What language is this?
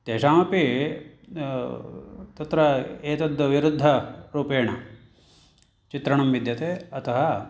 Sanskrit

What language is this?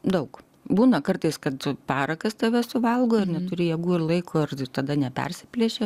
Lithuanian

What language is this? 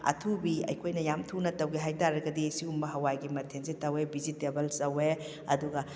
Manipuri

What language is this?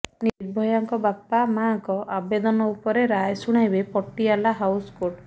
Odia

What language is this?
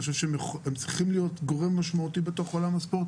Hebrew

